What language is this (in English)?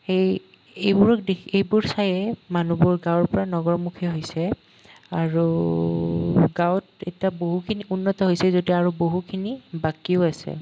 Assamese